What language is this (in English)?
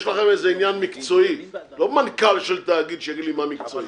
Hebrew